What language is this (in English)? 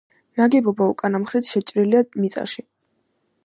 Georgian